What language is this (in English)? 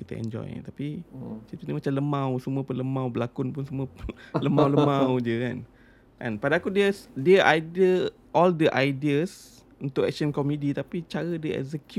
Malay